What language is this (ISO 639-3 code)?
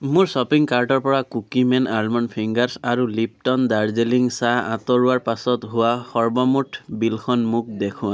asm